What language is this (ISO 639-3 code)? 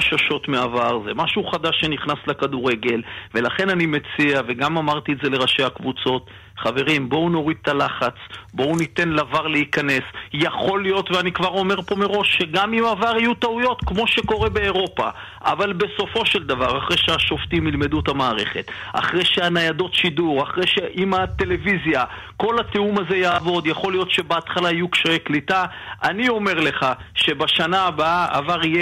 heb